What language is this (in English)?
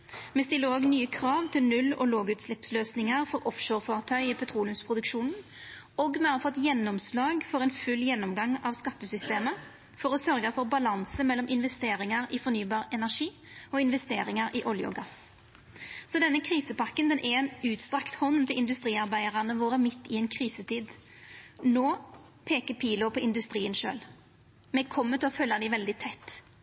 Norwegian Nynorsk